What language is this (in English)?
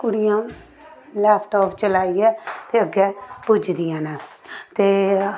Dogri